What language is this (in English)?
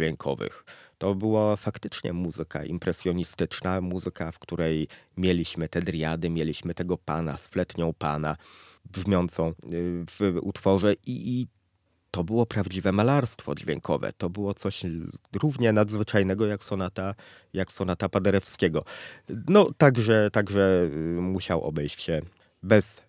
Polish